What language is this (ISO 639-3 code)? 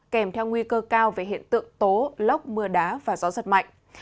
vie